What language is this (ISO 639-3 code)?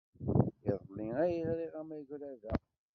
kab